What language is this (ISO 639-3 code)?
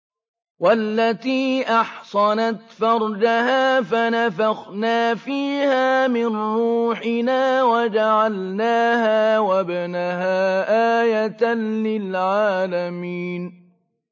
ara